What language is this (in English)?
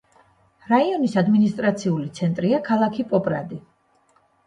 Georgian